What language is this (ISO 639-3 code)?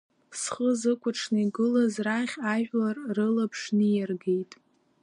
abk